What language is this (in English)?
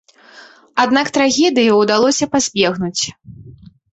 Belarusian